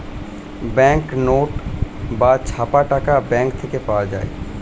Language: Bangla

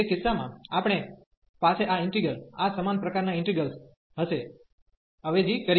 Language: Gujarati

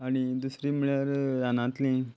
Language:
Konkani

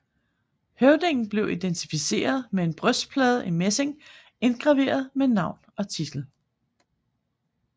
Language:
Danish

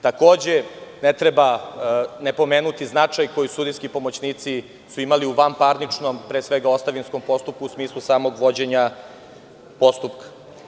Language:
Serbian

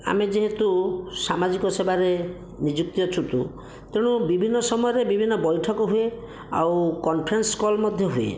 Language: Odia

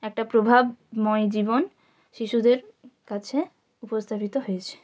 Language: Bangla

